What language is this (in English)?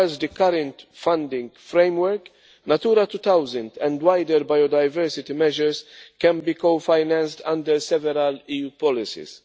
English